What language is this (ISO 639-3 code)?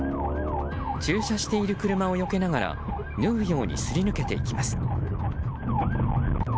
jpn